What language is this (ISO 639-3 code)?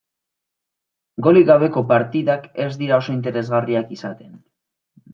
eus